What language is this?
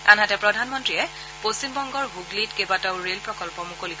Assamese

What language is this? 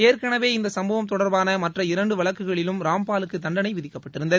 Tamil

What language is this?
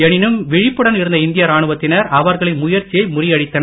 Tamil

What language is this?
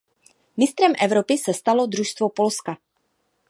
Czech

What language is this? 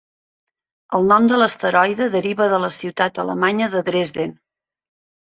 Catalan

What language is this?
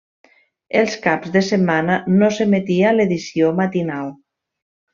Catalan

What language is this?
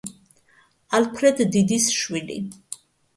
Georgian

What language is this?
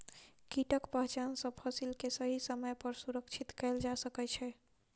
Maithili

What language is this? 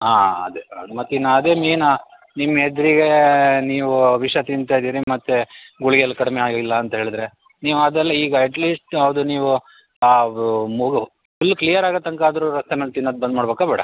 Kannada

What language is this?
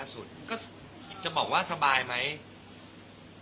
Thai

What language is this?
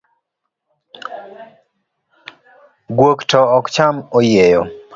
Luo (Kenya and Tanzania)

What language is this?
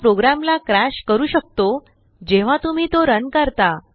Marathi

